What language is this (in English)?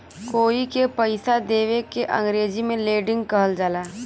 Bhojpuri